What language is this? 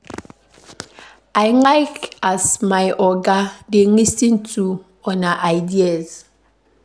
Nigerian Pidgin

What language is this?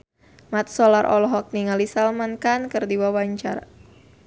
Sundanese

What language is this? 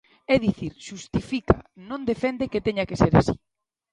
Galician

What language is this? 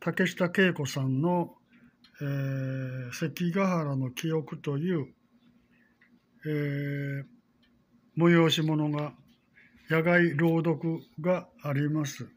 Japanese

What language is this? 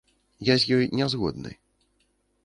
Belarusian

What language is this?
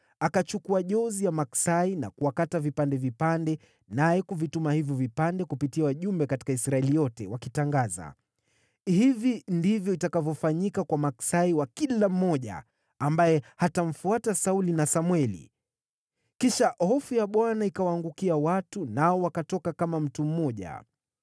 Swahili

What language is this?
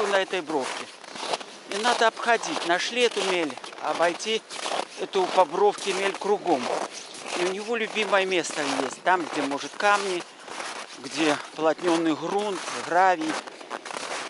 Russian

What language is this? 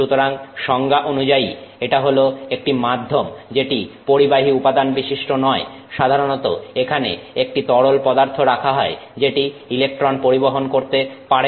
Bangla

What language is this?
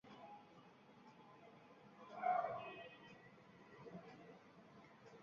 Bangla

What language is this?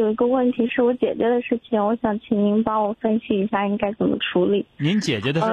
Chinese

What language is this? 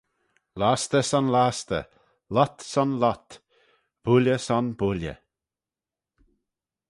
Manx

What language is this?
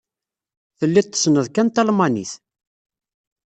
Kabyle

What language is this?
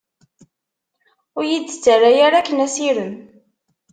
Kabyle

